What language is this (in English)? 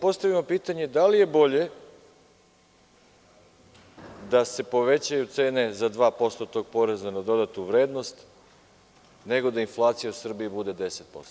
Serbian